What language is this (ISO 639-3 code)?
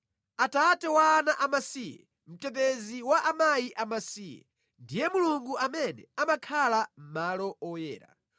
nya